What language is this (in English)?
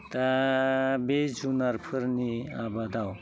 Bodo